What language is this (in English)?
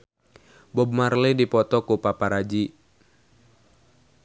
Sundanese